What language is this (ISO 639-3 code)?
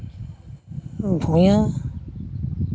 sat